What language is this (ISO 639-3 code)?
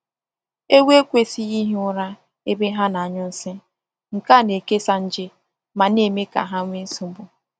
ibo